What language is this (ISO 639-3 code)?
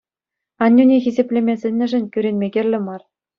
chv